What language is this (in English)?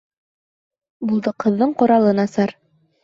Bashkir